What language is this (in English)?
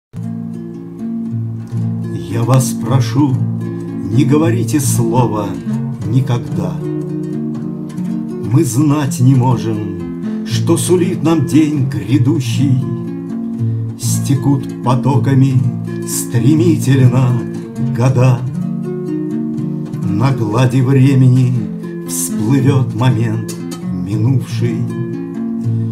Russian